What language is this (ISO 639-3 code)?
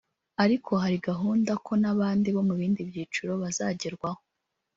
kin